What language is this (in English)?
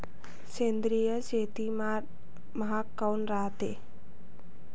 Marathi